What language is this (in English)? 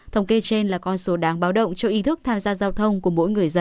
Vietnamese